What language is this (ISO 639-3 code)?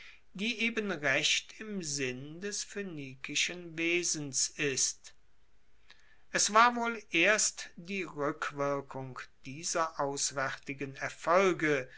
deu